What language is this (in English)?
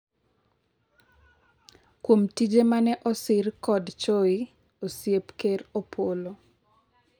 Luo (Kenya and Tanzania)